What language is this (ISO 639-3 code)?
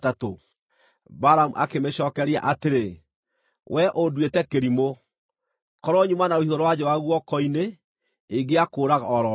kik